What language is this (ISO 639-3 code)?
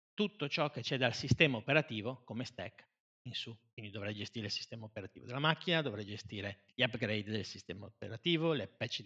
ita